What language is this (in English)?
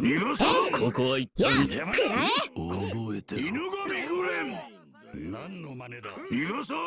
Japanese